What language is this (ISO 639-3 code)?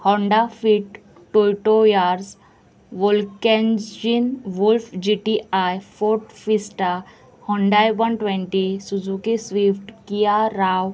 kok